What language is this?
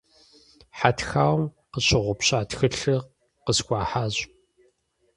Kabardian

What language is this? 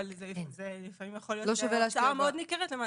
Hebrew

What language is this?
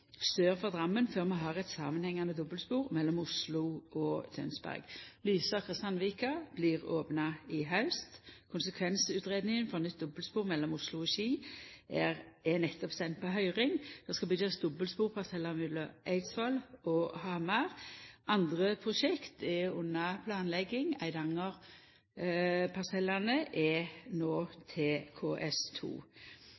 Norwegian Nynorsk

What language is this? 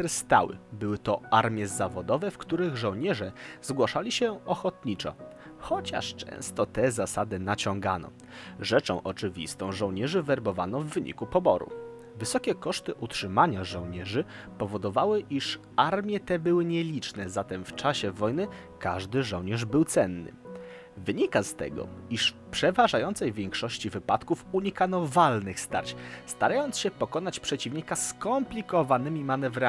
Polish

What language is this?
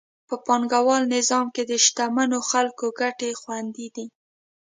Pashto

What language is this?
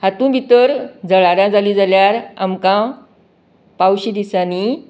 Konkani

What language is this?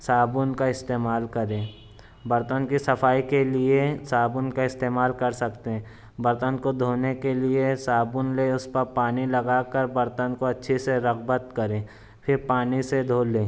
Urdu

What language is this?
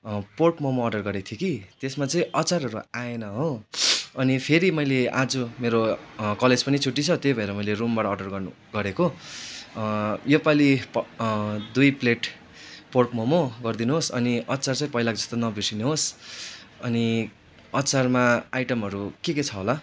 Nepali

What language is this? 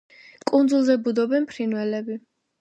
Georgian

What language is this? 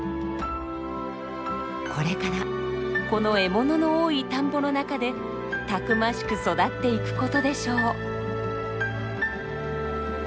Japanese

